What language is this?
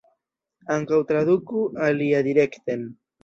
Esperanto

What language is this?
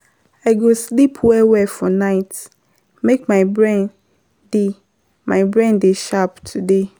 Nigerian Pidgin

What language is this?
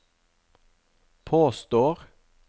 Norwegian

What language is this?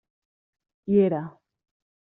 Catalan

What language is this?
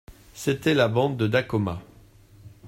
French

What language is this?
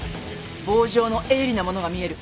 Japanese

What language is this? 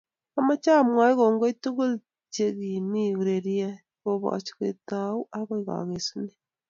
Kalenjin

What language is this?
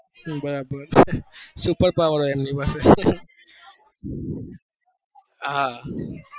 Gujarati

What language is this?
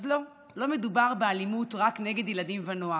Hebrew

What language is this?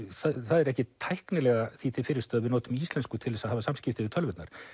Icelandic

